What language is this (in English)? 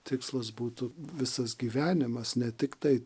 Lithuanian